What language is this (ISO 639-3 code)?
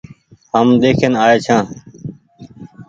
gig